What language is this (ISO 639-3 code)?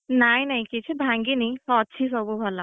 ori